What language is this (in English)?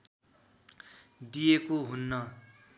Nepali